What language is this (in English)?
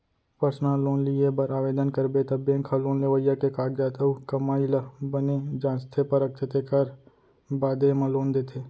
Chhattisgarhi